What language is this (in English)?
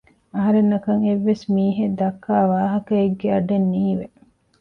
Divehi